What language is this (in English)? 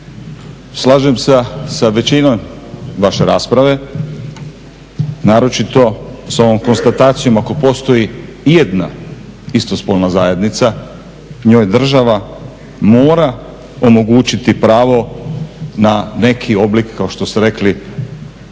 Croatian